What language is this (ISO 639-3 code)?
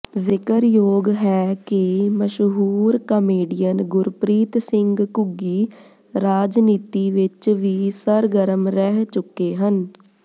pan